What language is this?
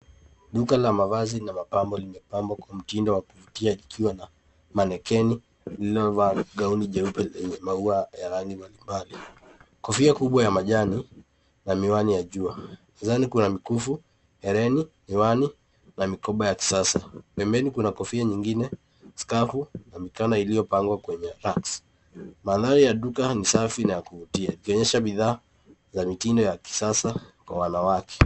Swahili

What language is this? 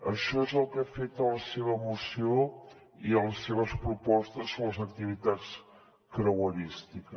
Catalan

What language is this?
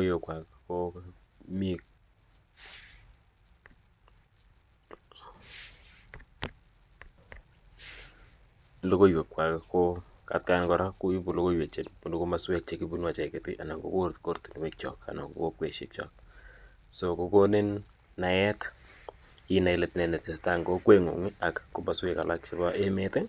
Kalenjin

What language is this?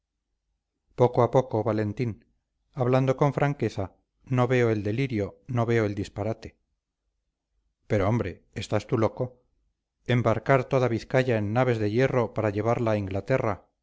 Spanish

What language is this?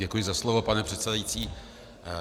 Czech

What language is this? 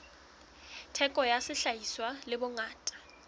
Southern Sotho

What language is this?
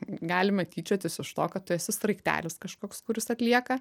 Lithuanian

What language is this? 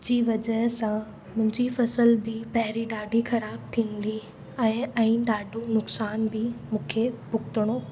Sindhi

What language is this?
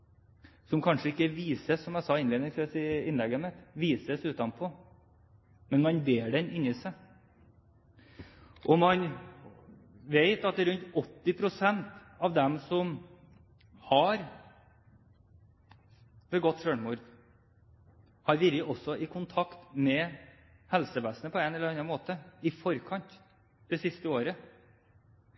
Norwegian Bokmål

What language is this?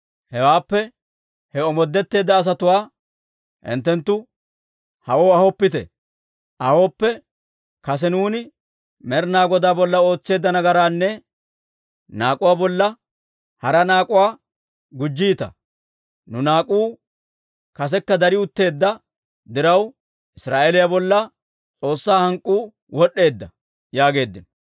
Dawro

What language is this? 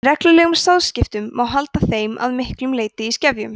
Icelandic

